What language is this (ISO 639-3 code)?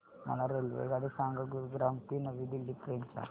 mar